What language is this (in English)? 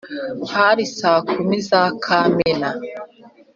Kinyarwanda